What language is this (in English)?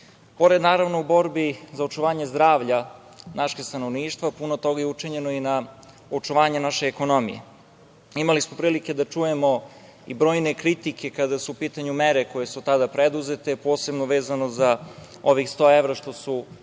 Serbian